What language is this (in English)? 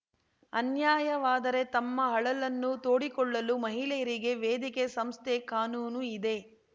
Kannada